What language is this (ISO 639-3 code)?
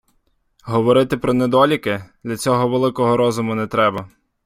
ukr